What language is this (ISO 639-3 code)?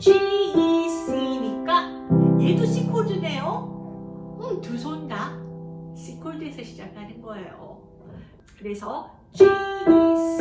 kor